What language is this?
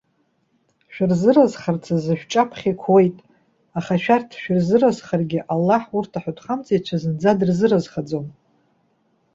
Abkhazian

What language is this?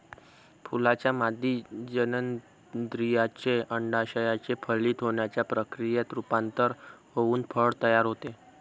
Marathi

